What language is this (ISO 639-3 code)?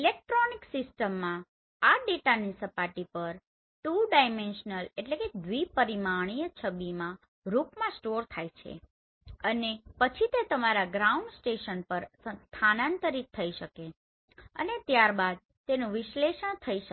guj